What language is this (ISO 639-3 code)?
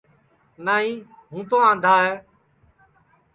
ssi